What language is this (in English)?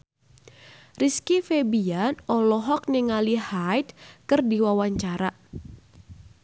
Sundanese